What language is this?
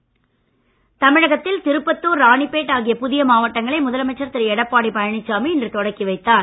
Tamil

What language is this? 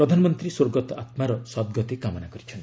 Odia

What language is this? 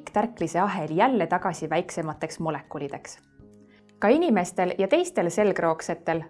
Estonian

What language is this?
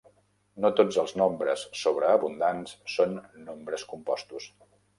Catalan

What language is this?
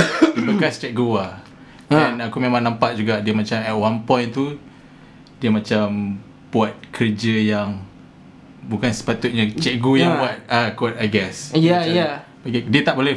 Malay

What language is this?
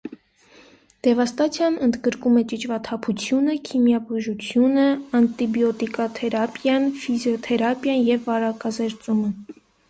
Armenian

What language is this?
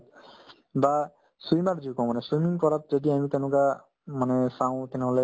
Assamese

